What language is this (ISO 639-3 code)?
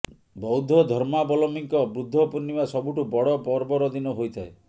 ori